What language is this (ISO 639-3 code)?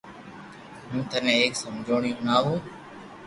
lrk